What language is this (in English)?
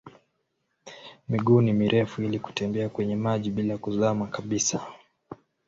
Swahili